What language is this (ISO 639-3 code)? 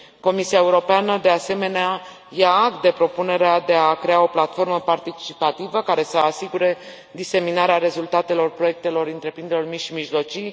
ron